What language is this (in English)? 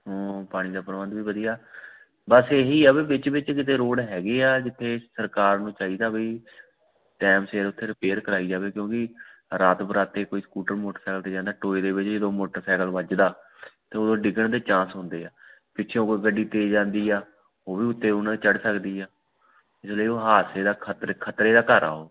Punjabi